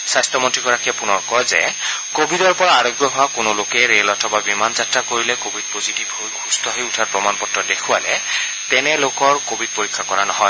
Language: Assamese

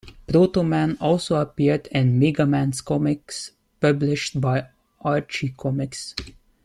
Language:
English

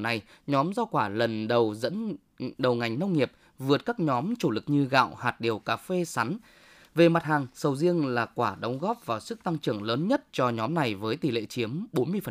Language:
Vietnamese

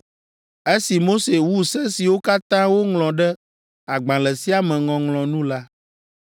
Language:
Ewe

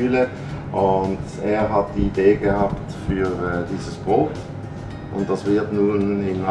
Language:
German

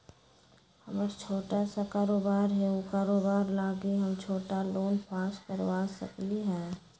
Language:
Magahi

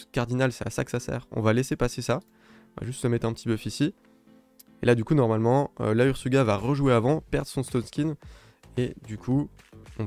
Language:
French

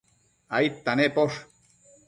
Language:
Matsés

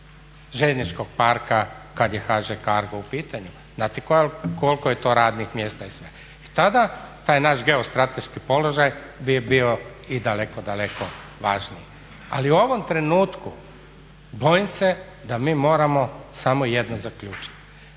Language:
Croatian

